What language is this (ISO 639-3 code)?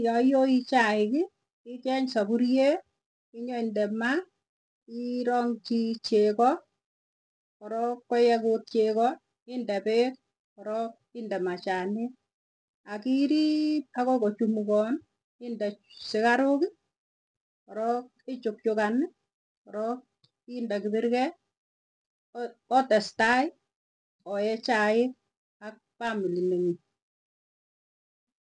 tuy